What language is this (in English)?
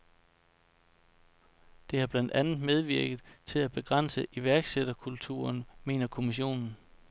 Danish